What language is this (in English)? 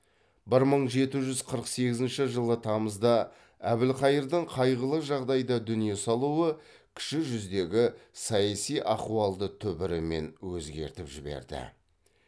Kazakh